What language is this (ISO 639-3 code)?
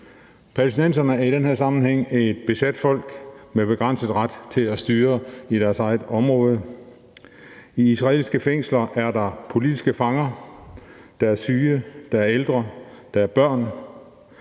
dan